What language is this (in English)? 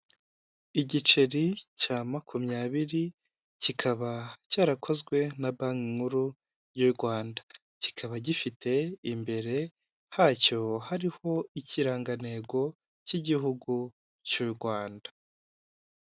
Kinyarwanda